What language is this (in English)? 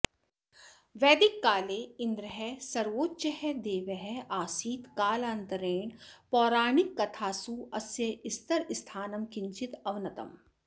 Sanskrit